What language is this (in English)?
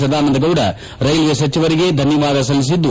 Kannada